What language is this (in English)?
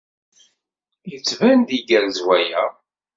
Kabyle